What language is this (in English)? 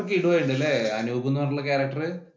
Malayalam